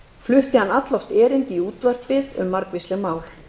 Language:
Icelandic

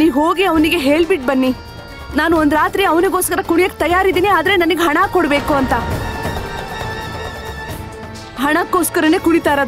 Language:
Kannada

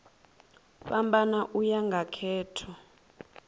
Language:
Venda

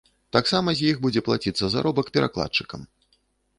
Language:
Belarusian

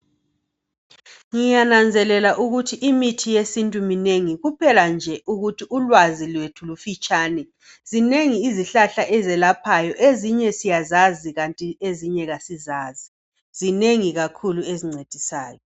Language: North Ndebele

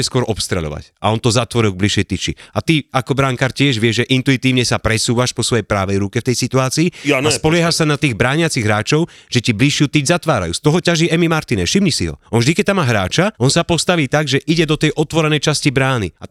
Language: Slovak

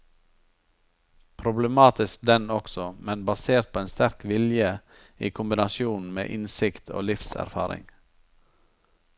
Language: Norwegian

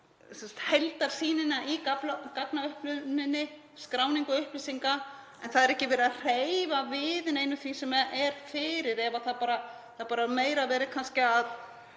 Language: Icelandic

